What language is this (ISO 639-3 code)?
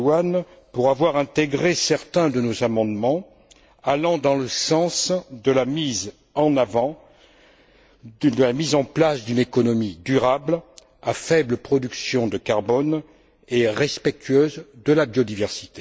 fra